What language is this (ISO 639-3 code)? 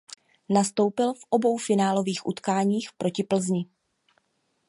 ces